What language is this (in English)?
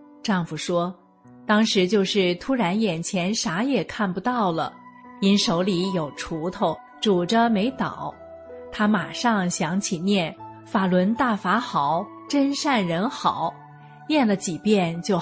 Chinese